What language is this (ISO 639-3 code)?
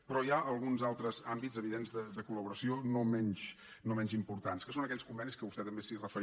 cat